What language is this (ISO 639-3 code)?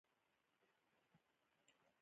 pus